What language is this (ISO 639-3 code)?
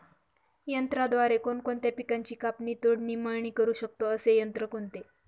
mar